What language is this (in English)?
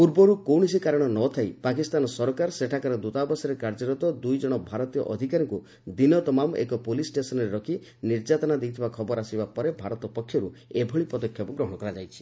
Odia